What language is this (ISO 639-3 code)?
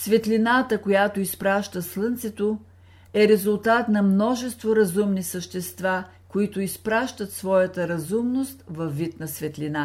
bul